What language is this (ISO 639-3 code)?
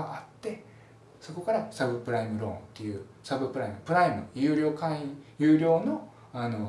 jpn